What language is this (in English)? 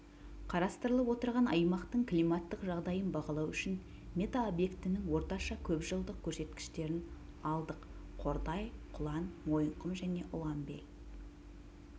Kazakh